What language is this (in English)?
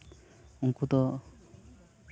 Santali